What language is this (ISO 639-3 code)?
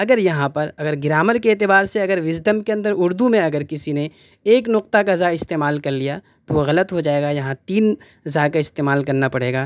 urd